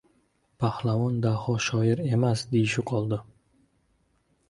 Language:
Uzbek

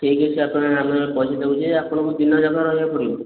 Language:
Odia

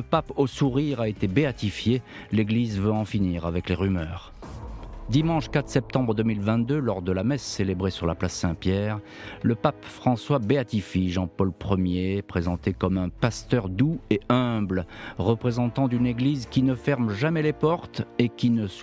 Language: French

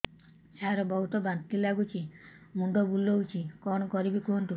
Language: Odia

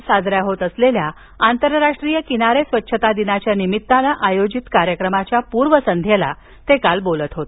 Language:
Marathi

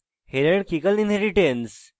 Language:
Bangla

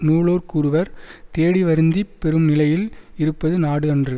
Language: Tamil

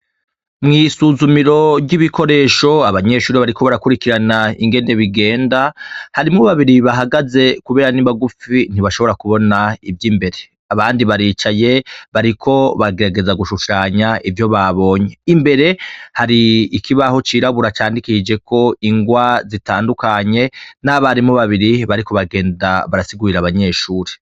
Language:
Rundi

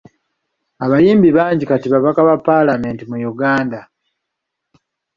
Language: Ganda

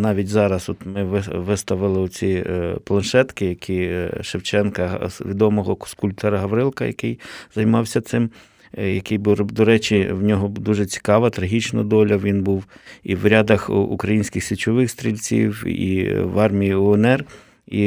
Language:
Ukrainian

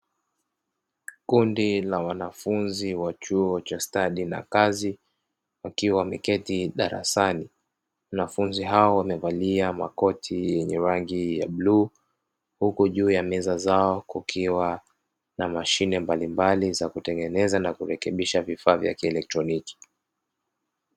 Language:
Swahili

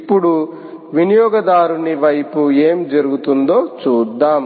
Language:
Telugu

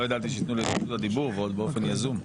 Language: Hebrew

